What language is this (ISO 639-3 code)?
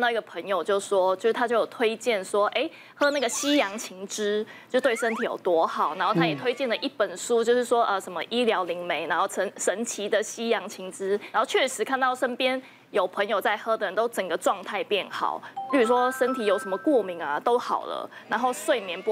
zho